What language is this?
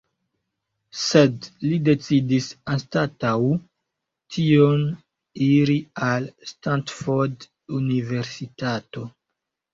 Esperanto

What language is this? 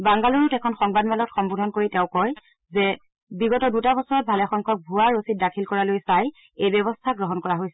Assamese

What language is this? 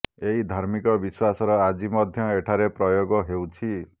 Odia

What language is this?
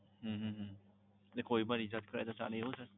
Gujarati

